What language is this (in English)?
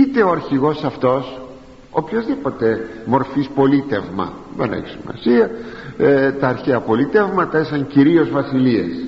Greek